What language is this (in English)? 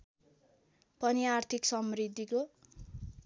Nepali